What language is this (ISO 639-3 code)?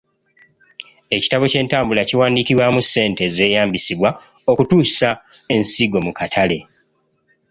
lug